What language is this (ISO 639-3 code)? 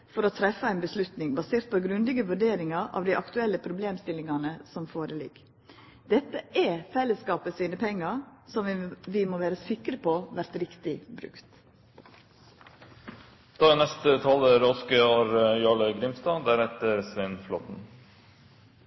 nno